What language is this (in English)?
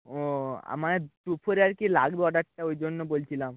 Bangla